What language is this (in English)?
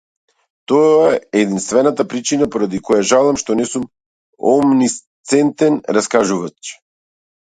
Macedonian